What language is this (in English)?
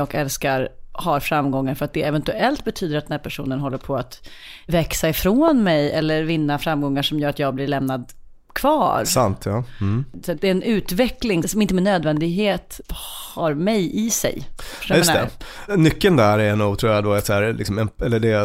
Swedish